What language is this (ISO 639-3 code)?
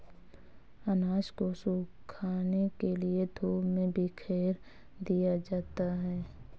hin